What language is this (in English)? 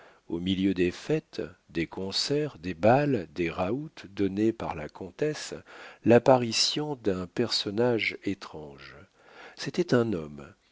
French